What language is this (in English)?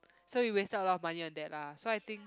English